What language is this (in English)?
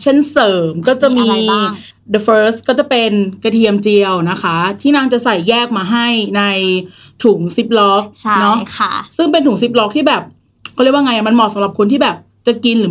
Thai